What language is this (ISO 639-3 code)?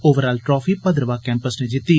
doi